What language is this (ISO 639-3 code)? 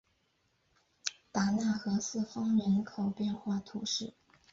zho